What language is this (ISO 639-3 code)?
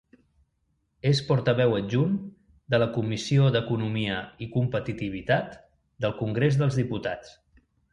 cat